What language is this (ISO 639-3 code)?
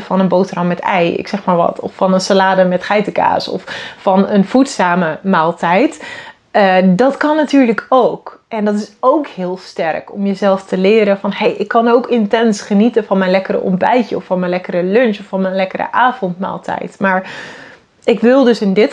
nld